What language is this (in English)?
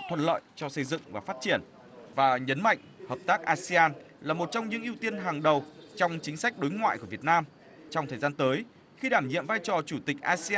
Vietnamese